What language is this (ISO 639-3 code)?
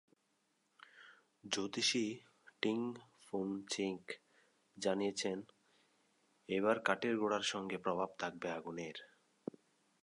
ben